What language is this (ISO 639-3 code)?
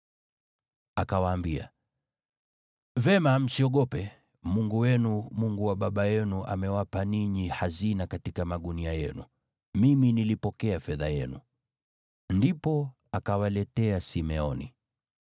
swa